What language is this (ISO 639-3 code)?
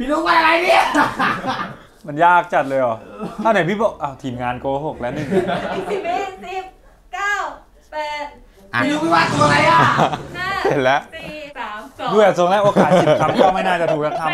tha